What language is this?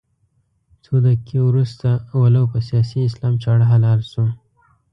Pashto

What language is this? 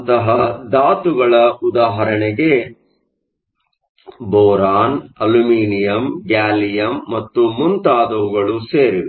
Kannada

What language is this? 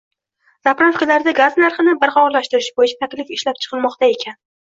Uzbek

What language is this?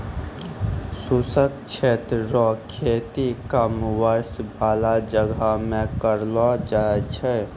Maithili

